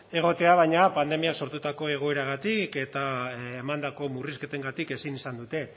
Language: Basque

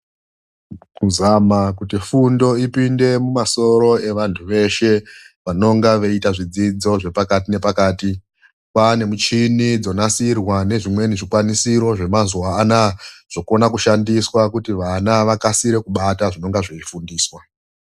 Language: Ndau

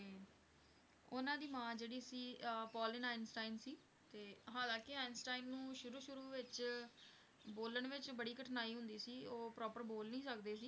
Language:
Punjabi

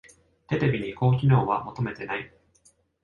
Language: Japanese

